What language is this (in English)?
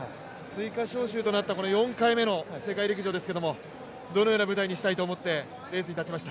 Japanese